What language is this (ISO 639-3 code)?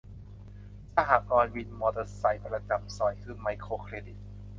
tha